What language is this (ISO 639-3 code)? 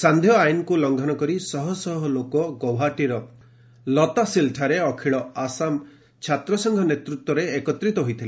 ori